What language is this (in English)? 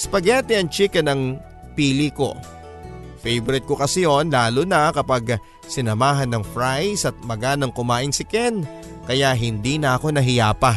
Filipino